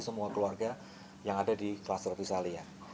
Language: Indonesian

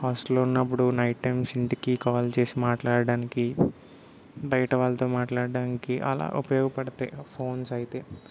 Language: Telugu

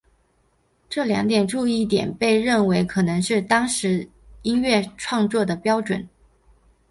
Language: Chinese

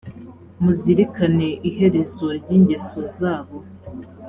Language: Kinyarwanda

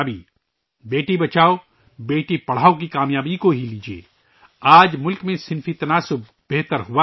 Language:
Urdu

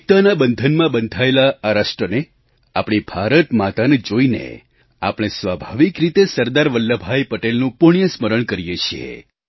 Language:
Gujarati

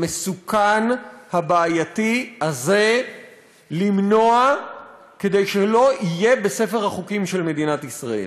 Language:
Hebrew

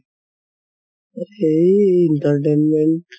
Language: Assamese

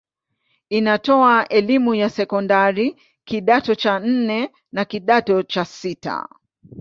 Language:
Swahili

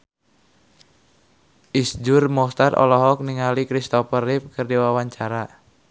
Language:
Sundanese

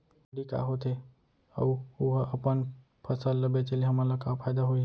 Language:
Chhattisgarhi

